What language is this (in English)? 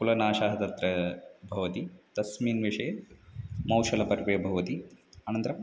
Sanskrit